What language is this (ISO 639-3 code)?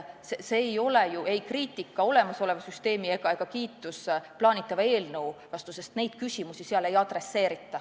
est